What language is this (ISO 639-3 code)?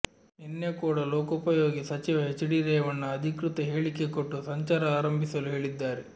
kan